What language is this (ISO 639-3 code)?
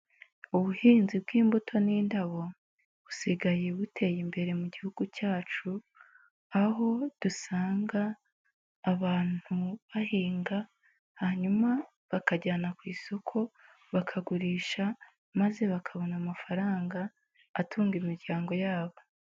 kin